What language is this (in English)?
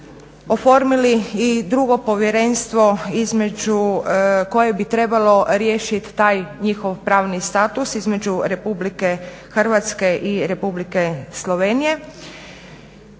Croatian